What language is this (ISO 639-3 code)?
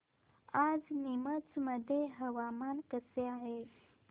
mar